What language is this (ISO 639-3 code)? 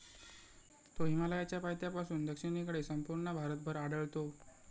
mar